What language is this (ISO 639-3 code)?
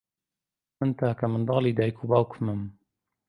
ckb